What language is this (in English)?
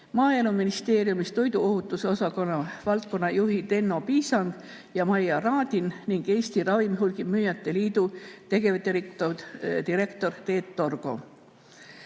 Estonian